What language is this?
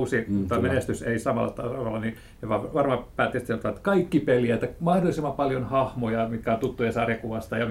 Finnish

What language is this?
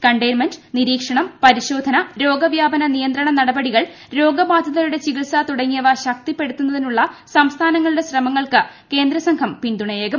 Malayalam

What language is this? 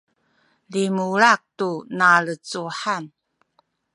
Sakizaya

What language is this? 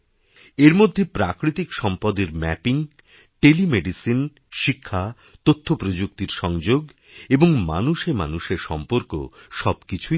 Bangla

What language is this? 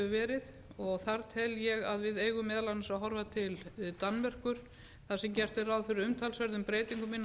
Icelandic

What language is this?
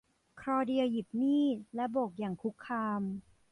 Thai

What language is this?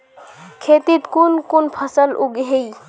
Magahi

